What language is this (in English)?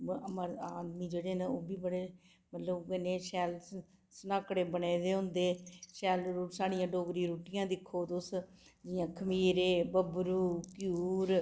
Dogri